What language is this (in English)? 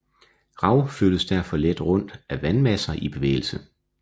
Danish